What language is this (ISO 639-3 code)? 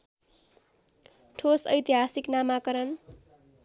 nep